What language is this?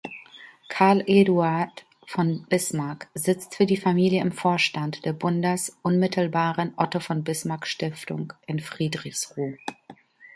German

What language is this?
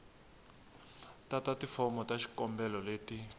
Tsonga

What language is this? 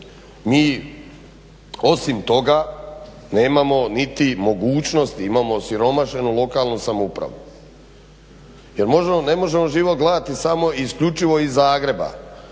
Croatian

